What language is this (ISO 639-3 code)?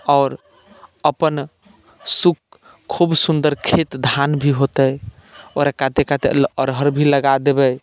mai